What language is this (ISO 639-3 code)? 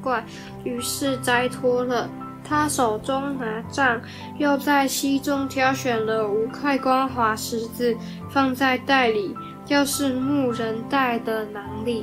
zho